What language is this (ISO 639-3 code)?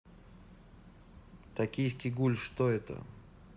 rus